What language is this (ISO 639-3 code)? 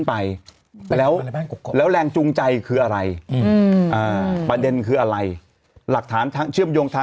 tha